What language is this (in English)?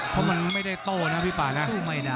Thai